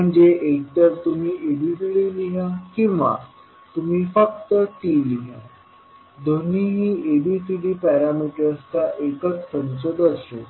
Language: Marathi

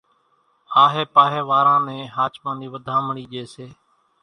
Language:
Kachi Koli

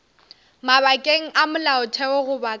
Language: Northern Sotho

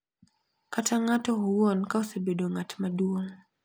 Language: Luo (Kenya and Tanzania)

